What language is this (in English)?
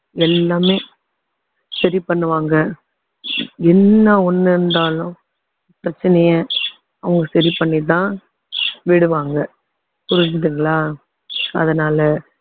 Tamil